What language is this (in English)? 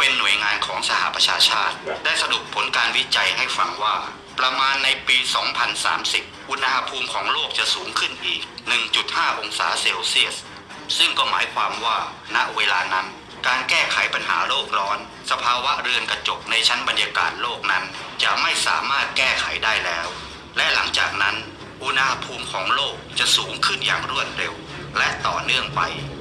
Thai